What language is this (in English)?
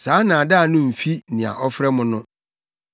Akan